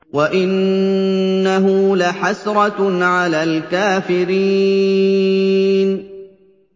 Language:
Arabic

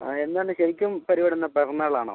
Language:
Malayalam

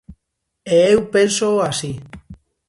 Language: Galician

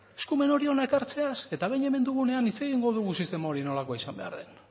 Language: Basque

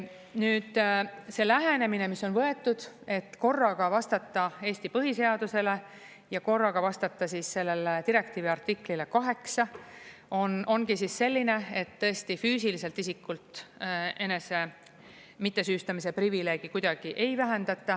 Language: Estonian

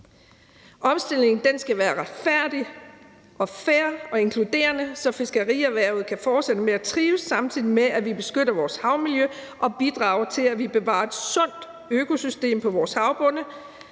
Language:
Danish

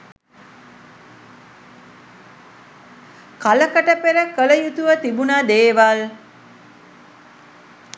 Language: Sinhala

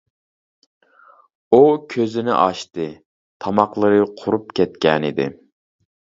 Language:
Uyghur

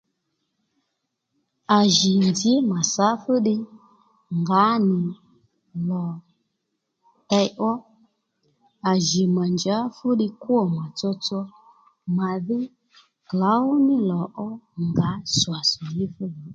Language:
Lendu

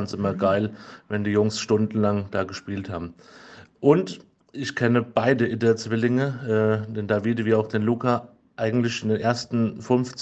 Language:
German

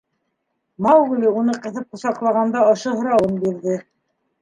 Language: Bashkir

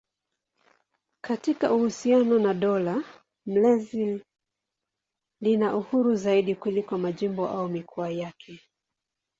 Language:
Swahili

